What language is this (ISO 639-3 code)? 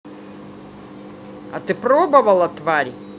rus